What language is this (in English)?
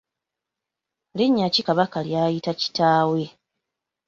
Ganda